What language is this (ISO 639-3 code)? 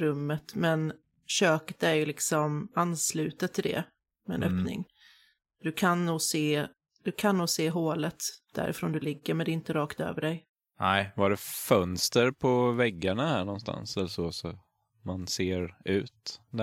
swe